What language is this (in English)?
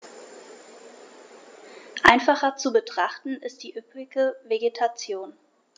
German